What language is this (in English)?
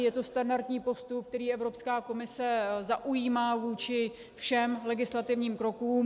Czech